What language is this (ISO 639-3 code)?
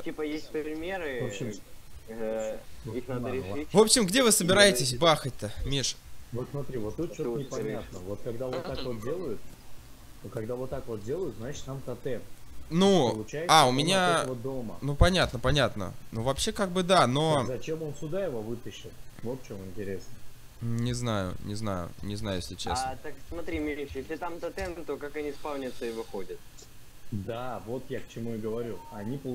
rus